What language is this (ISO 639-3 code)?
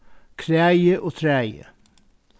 fao